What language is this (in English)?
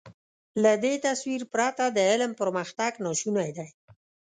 Pashto